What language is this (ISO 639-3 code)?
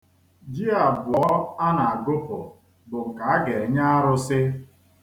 ibo